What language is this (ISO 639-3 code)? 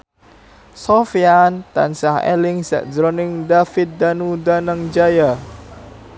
jav